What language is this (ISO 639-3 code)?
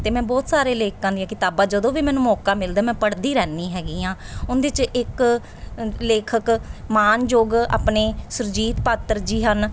pan